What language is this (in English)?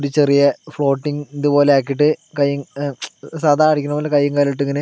Malayalam